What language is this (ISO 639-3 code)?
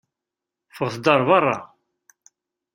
kab